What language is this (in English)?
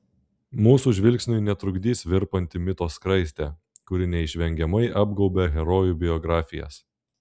Lithuanian